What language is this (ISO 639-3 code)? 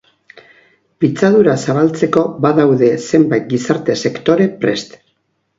eus